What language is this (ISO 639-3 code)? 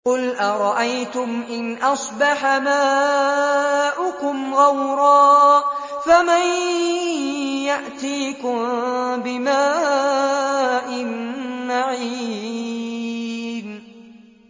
ara